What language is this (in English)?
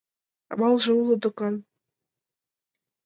Mari